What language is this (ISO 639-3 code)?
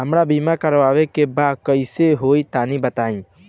bho